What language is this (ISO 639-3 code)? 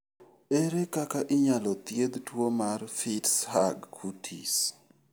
luo